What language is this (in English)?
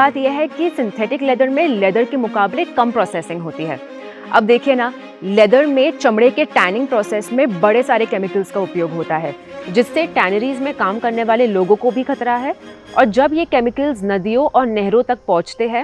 Hindi